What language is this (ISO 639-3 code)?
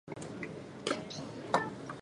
jpn